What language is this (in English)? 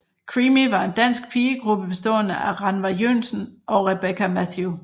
Danish